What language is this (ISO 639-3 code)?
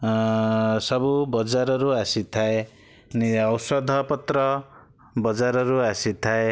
ori